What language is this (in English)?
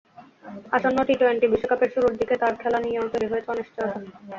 Bangla